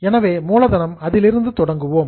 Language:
Tamil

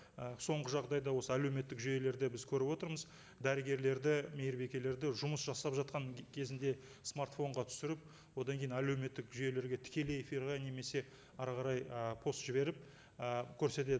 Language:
Kazakh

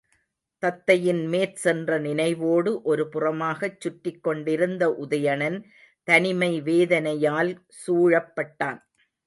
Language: Tamil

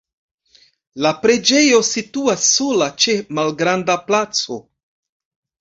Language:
Esperanto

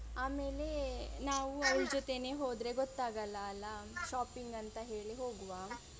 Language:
Kannada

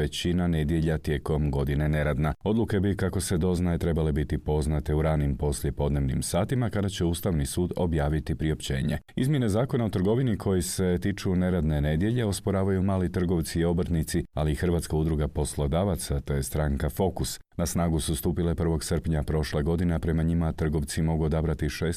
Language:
Croatian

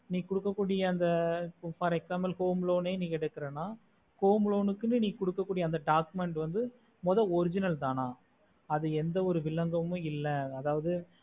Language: Tamil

